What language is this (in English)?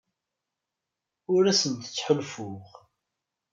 Kabyle